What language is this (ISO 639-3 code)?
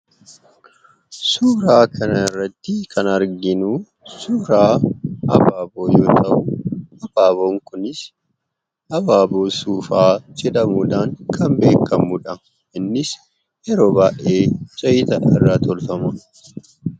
orm